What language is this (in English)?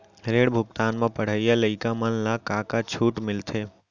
Chhattisgarhi